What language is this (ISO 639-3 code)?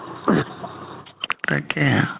asm